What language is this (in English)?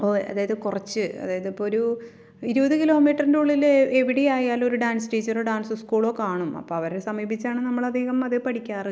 Malayalam